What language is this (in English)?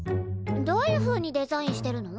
Japanese